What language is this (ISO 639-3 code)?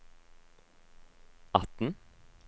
nor